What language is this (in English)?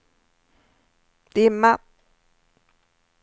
Swedish